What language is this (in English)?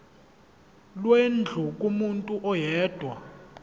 Zulu